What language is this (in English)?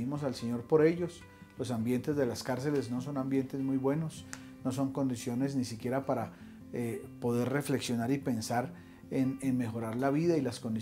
Spanish